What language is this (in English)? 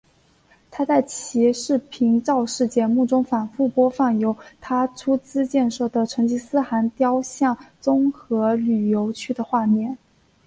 Chinese